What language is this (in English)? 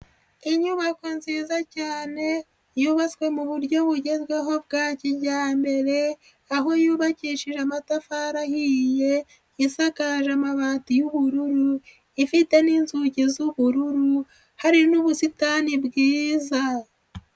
Kinyarwanda